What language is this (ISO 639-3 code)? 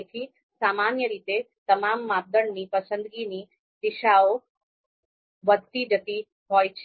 guj